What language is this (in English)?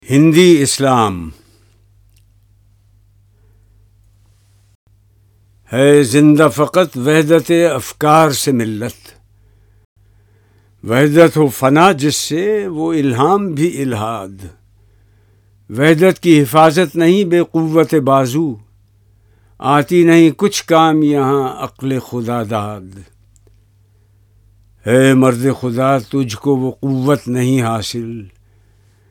Urdu